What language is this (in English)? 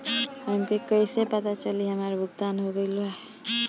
Bhojpuri